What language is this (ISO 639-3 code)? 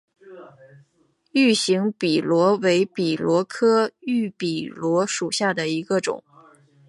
zho